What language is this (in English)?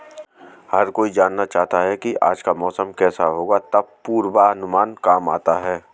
Hindi